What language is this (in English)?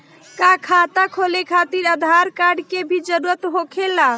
Bhojpuri